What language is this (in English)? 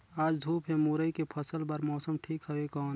Chhattisgarhi